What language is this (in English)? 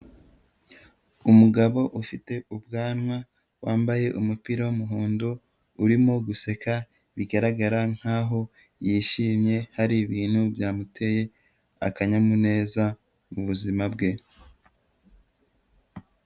Kinyarwanda